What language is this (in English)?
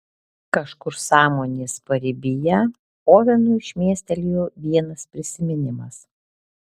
Lithuanian